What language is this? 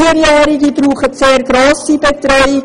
Swiss German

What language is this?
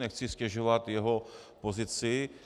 Czech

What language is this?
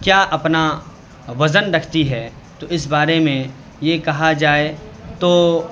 Urdu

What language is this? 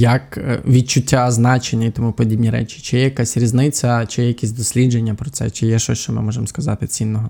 Ukrainian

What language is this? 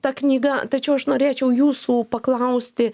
Lithuanian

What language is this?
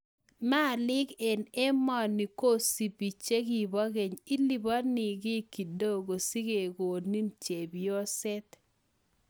Kalenjin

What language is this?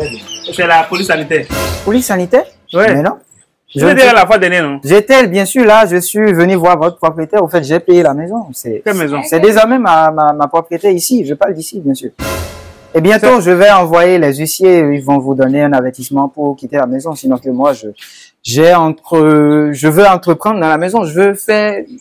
French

